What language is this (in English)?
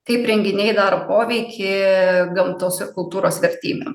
Lithuanian